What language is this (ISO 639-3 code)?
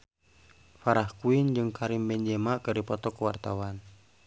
sun